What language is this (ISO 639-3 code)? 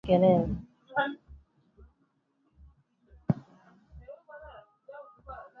swa